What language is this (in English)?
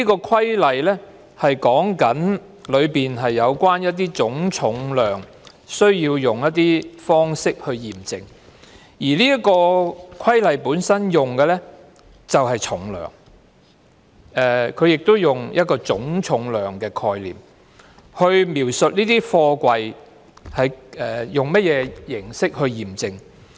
Cantonese